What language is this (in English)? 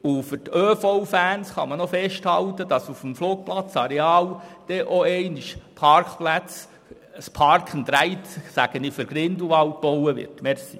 Swiss German